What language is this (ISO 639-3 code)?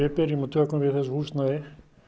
isl